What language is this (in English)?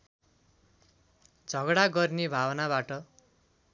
Nepali